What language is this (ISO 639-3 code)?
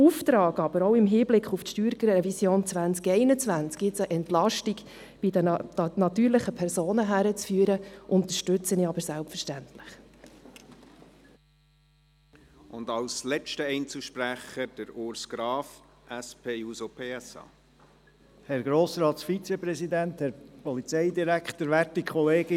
gsw